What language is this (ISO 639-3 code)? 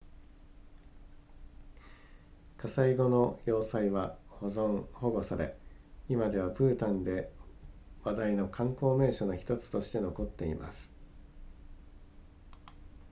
jpn